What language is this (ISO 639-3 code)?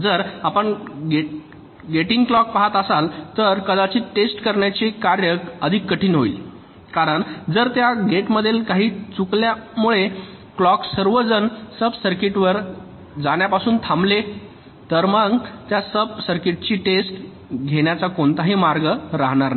mar